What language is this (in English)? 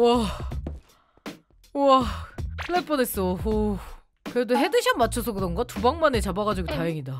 Korean